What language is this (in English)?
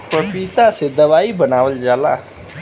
Bhojpuri